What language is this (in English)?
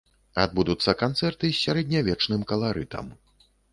Belarusian